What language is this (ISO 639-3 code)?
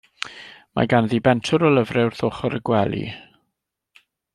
cym